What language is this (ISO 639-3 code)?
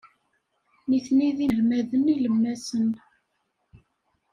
kab